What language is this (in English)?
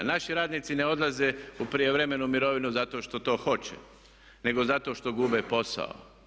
Croatian